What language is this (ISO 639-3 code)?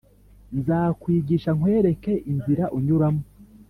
kin